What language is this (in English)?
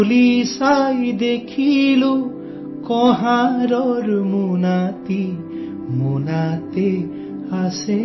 Assamese